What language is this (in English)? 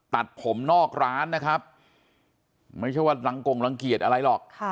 Thai